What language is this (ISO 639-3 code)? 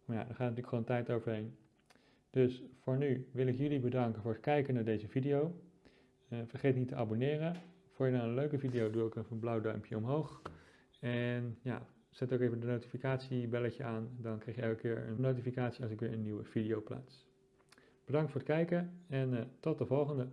nld